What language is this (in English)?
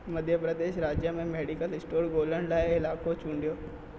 Sindhi